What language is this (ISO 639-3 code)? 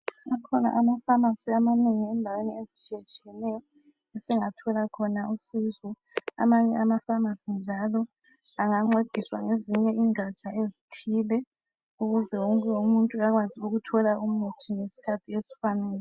nde